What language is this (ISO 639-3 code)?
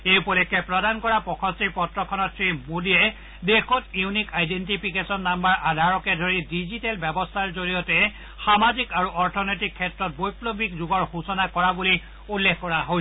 asm